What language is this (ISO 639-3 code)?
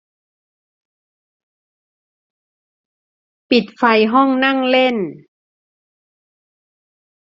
tha